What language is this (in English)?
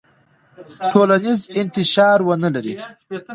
Pashto